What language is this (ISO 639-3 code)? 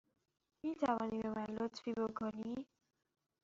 fas